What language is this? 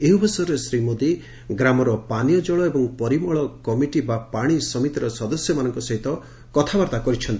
Odia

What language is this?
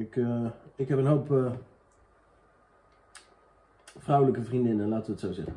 Dutch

